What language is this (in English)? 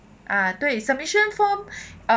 English